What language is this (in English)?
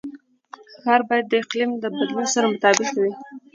Pashto